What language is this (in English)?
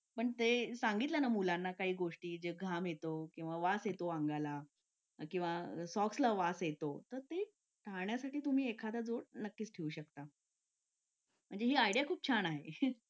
Marathi